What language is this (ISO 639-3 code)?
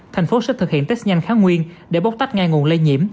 vie